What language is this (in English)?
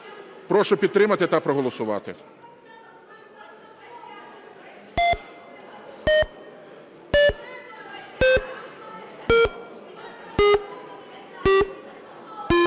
Ukrainian